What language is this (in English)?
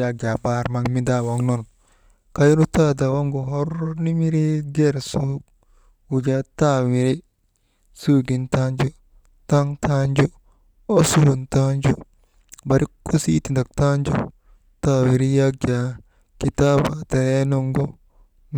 Maba